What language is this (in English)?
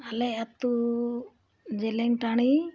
Santali